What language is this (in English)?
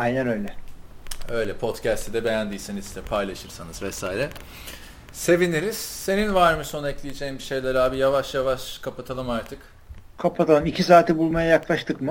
Turkish